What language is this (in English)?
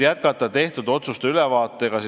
Estonian